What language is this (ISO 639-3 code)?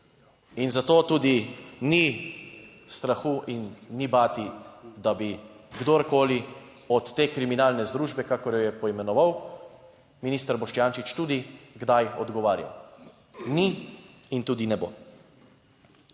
slv